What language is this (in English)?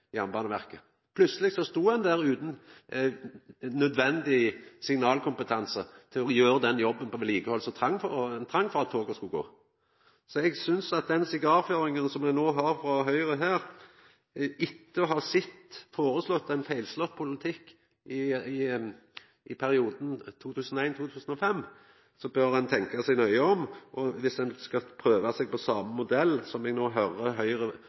Norwegian Nynorsk